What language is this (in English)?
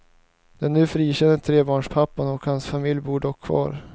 Swedish